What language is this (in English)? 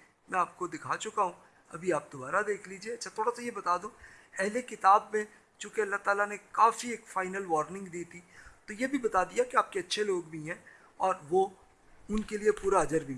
Urdu